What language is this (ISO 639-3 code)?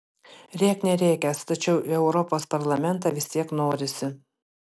lit